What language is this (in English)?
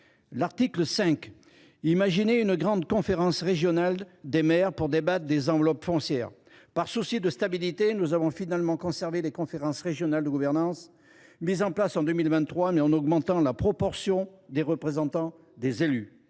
French